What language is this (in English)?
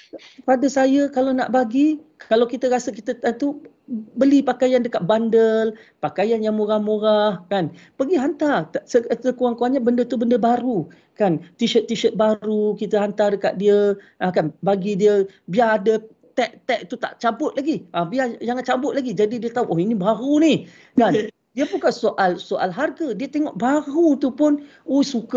Malay